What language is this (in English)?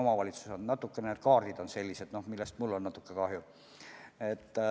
Estonian